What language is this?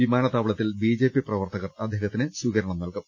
Malayalam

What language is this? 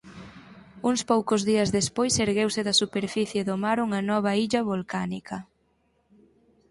Galician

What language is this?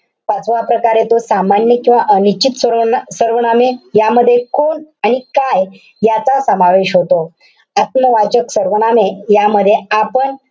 Marathi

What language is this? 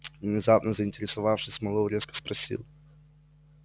Russian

